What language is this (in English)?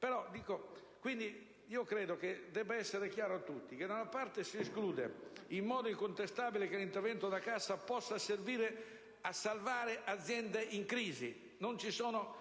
Italian